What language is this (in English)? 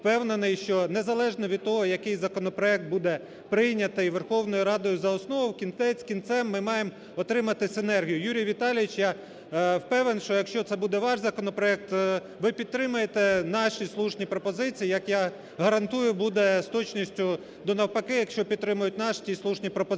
Ukrainian